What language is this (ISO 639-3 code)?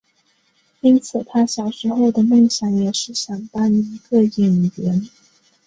zho